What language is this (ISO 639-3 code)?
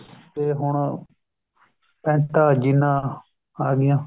pan